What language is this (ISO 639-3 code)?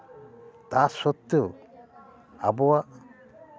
sat